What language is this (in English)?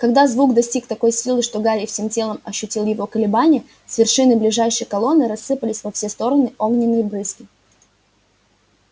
Russian